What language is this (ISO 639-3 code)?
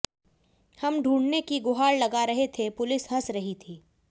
hin